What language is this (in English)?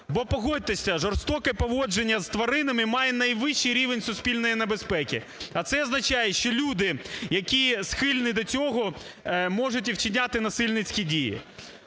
Ukrainian